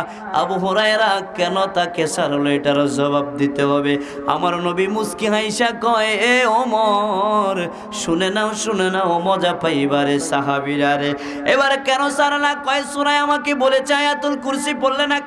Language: Indonesian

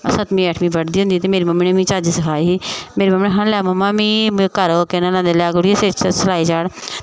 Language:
Dogri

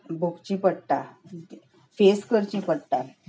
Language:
Konkani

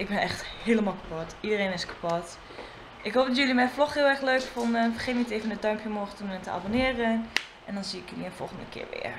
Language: Dutch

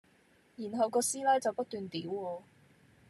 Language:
Cantonese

